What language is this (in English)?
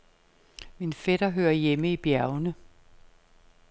Danish